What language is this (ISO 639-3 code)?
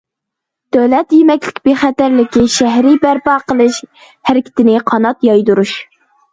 uig